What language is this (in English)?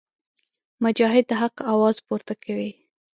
Pashto